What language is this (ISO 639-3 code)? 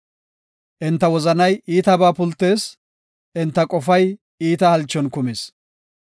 gof